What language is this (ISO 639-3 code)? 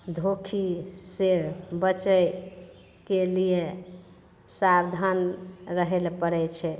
mai